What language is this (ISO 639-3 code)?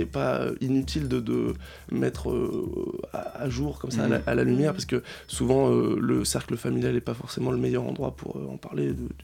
fra